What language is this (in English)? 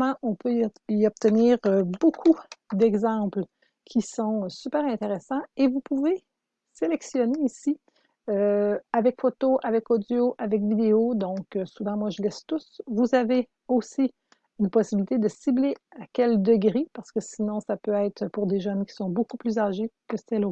French